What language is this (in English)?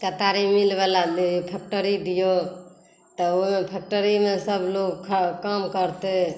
Maithili